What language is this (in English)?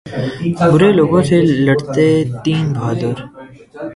Urdu